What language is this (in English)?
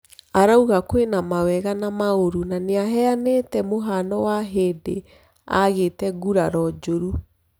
Kikuyu